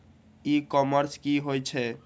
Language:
Maithili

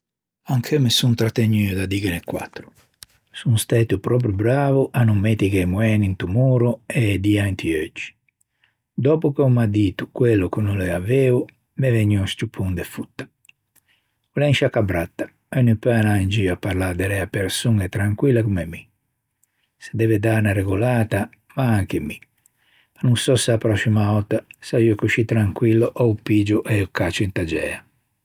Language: Ligurian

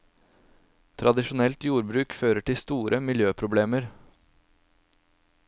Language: Norwegian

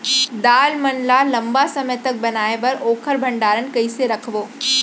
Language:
Chhattisgarhi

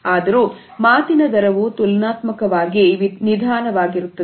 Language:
Kannada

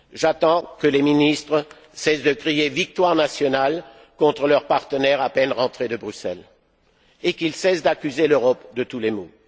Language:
French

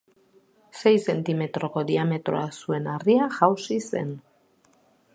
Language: Basque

